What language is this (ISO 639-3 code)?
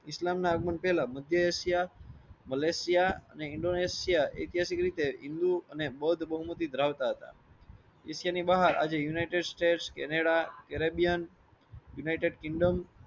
guj